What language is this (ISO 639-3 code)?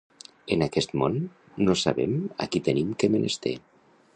cat